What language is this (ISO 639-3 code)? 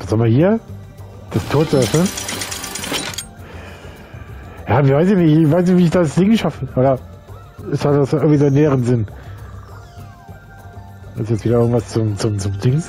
deu